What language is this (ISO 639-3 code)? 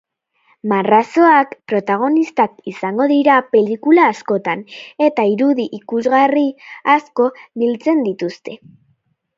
eus